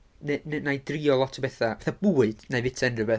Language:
Welsh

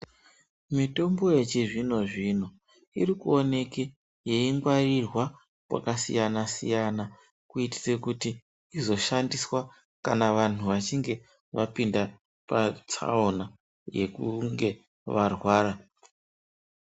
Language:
Ndau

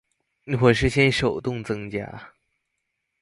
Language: Chinese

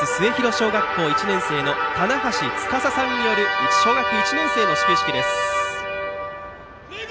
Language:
Japanese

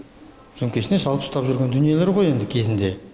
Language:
Kazakh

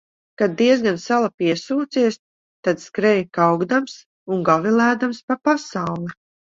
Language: Latvian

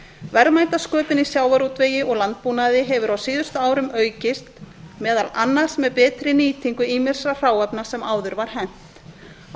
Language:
Icelandic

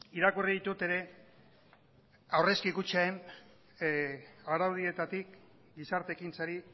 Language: Basque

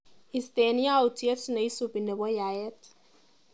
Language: Kalenjin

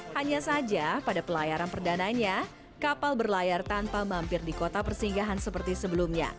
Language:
Indonesian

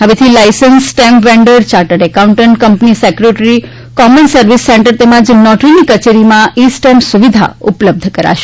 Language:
Gujarati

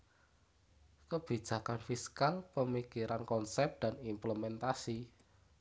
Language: Javanese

